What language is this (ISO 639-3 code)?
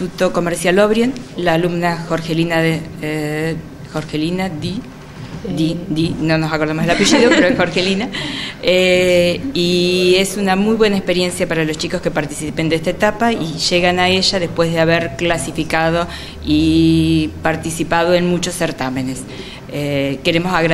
spa